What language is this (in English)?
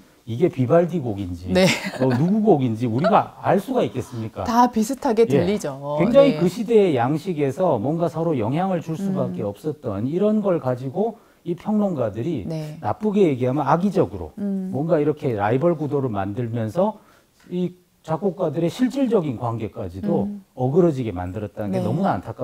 Korean